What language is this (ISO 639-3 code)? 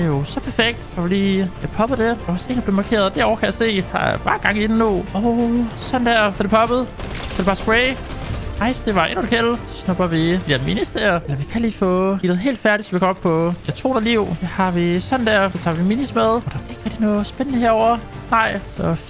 dan